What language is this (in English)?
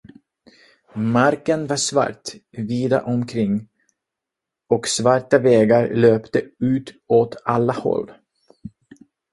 Swedish